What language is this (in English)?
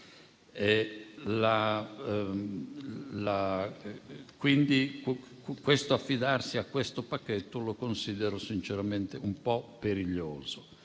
Italian